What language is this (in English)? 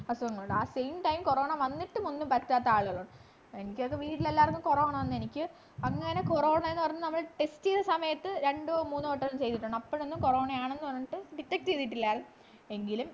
Malayalam